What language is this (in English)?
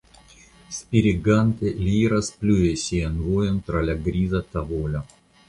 Esperanto